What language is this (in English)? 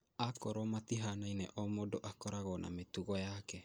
Kikuyu